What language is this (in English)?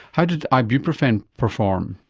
English